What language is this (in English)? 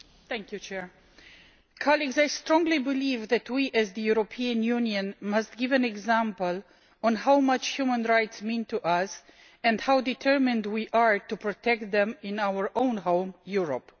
English